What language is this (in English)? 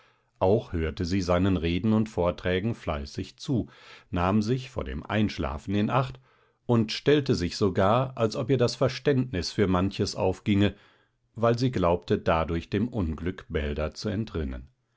German